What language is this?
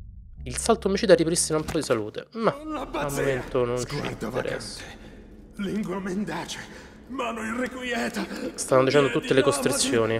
Italian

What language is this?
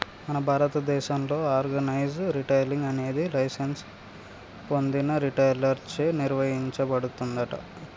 Telugu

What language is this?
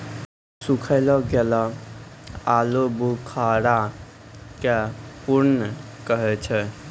Maithili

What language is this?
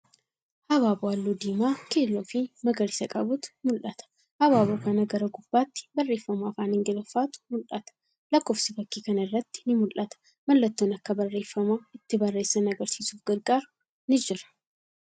Oromo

